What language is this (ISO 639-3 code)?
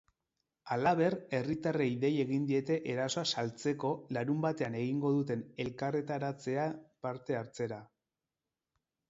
eus